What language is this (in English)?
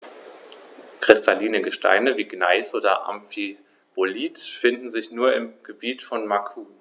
German